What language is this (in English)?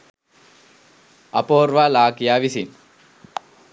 Sinhala